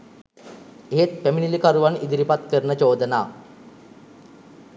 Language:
Sinhala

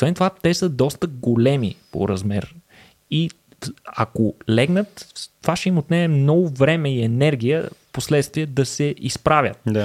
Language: Bulgarian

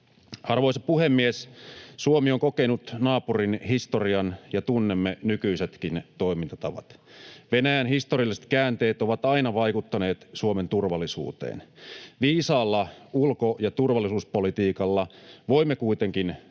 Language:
Finnish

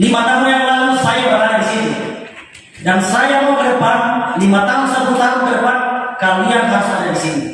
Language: Indonesian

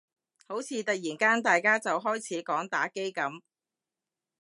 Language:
Cantonese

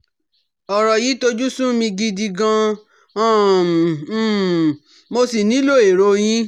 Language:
Yoruba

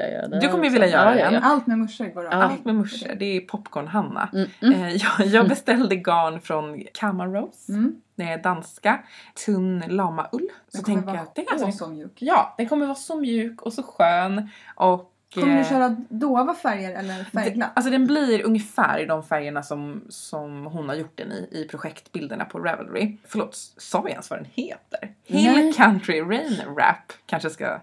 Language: Swedish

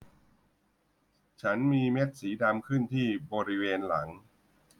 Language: Thai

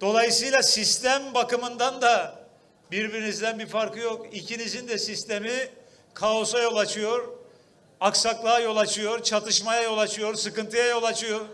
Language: Turkish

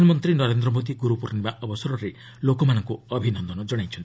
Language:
Odia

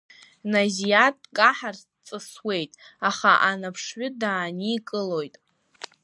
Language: Abkhazian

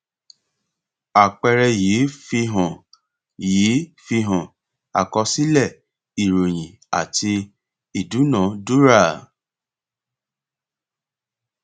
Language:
Yoruba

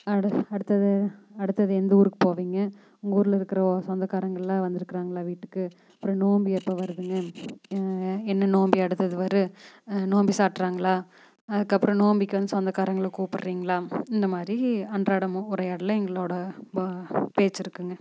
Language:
Tamil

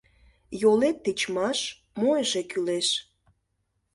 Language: Mari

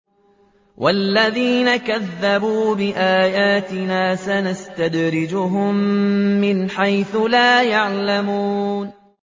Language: Arabic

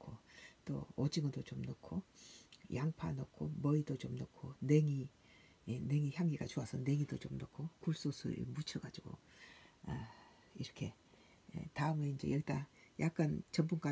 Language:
Korean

